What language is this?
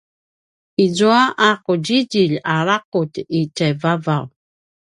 Paiwan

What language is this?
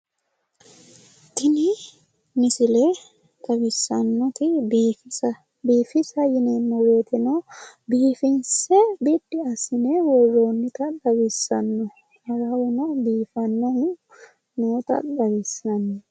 Sidamo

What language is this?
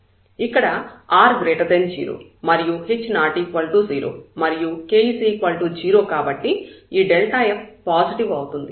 Telugu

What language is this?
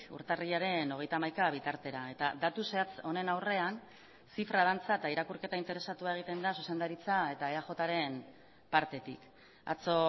Basque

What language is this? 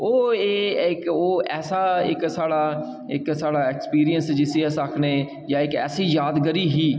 Dogri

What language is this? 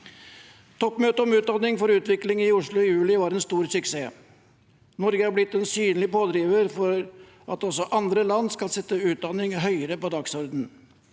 Norwegian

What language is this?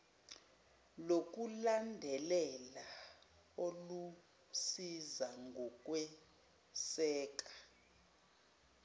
Zulu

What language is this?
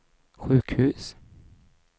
Swedish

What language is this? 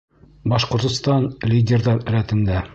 Bashkir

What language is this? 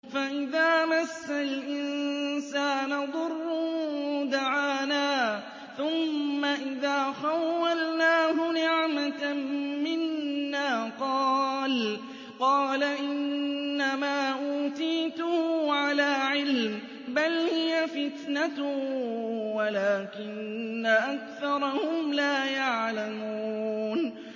Arabic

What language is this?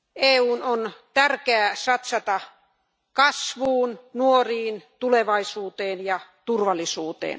Finnish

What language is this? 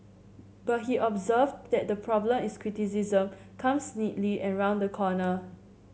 English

